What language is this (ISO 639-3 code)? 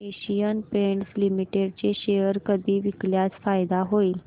mar